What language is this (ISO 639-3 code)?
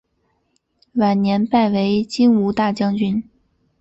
zho